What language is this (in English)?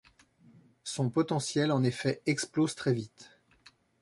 French